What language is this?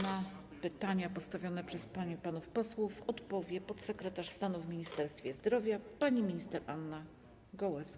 Polish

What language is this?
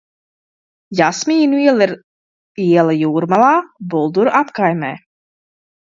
Latvian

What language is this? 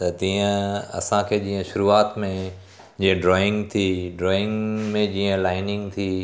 Sindhi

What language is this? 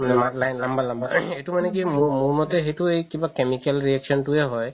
Assamese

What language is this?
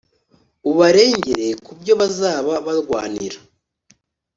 Kinyarwanda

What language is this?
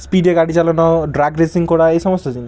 Bangla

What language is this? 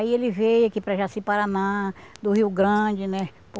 Portuguese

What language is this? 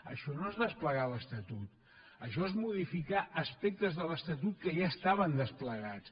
Catalan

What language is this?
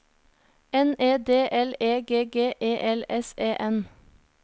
Norwegian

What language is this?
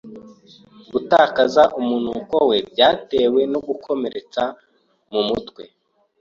Kinyarwanda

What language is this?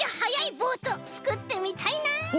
Japanese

